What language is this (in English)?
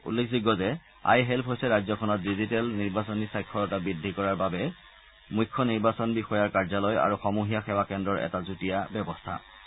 Assamese